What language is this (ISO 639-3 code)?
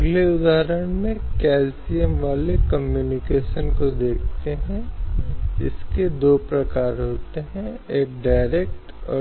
hin